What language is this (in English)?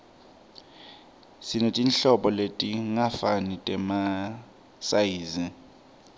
Swati